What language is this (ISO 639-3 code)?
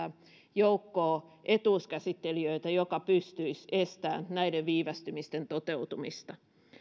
fin